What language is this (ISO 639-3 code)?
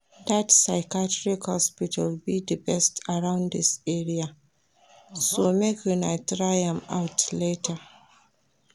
pcm